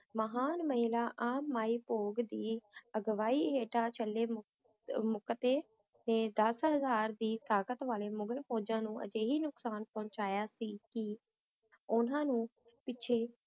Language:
Punjabi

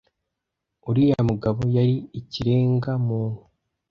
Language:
Kinyarwanda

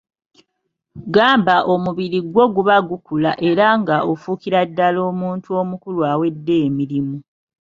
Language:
Ganda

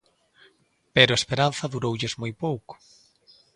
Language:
Galician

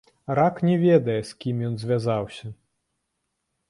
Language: Belarusian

